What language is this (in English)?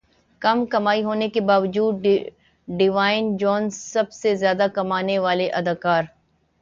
Urdu